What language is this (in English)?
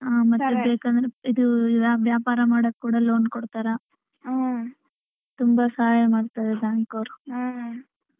Kannada